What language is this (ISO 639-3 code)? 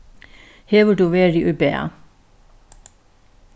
fao